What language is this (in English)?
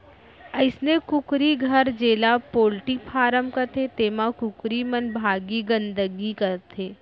Chhattisgarhi